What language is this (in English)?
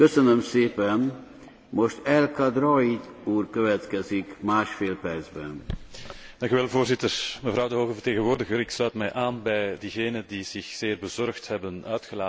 Dutch